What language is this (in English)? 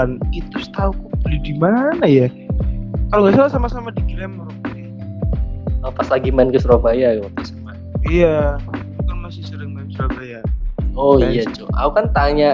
Indonesian